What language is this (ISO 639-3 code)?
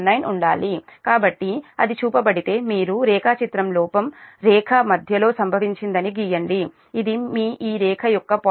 tel